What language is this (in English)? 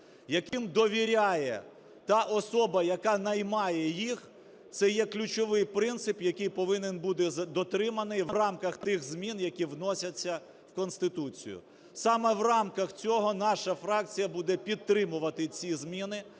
Ukrainian